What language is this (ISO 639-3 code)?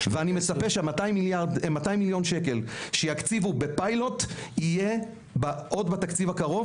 heb